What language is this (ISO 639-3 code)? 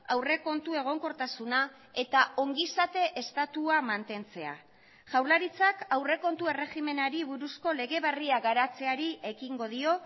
eus